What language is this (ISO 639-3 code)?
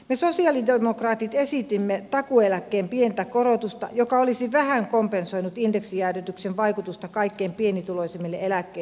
fin